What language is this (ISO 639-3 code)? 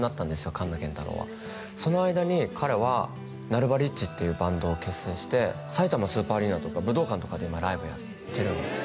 jpn